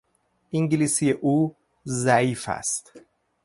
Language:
Persian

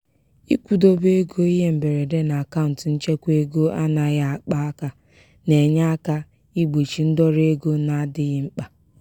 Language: Igbo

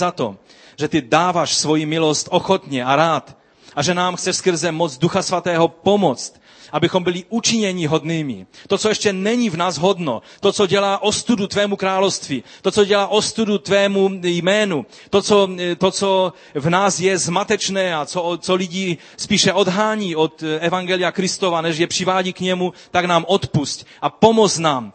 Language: Czech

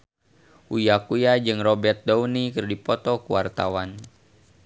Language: Sundanese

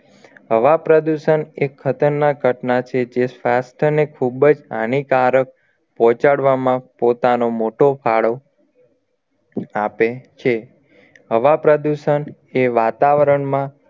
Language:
Gujarati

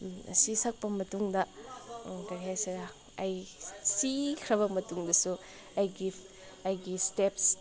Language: Manipuri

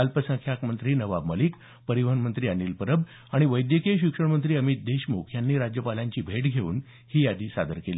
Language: Marathi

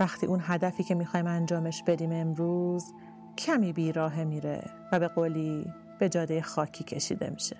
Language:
Persian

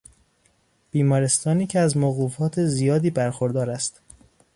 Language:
Persian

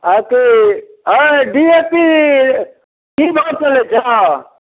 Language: Maithili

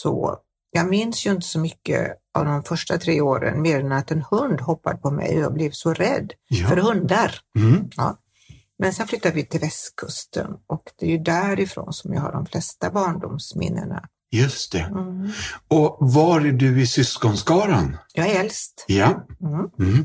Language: Swedish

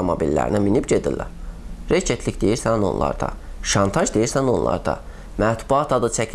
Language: Azerbaijani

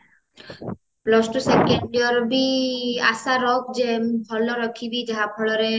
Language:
Odia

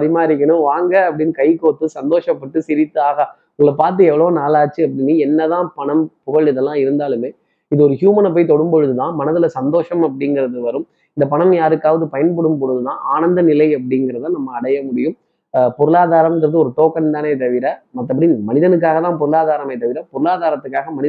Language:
Tamil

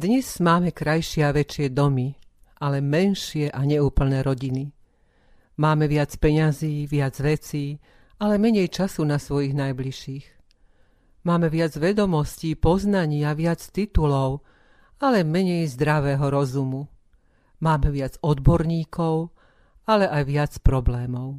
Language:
Slovak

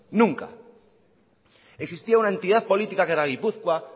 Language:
Spanish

